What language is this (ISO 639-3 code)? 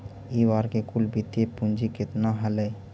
mag